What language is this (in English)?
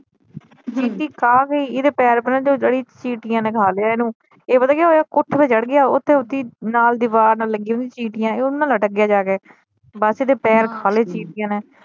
Punjabi